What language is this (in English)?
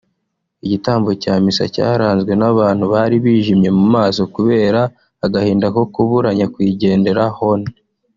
Kinyarwanda